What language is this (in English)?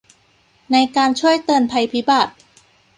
Thai